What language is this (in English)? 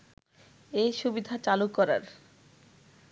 Bangla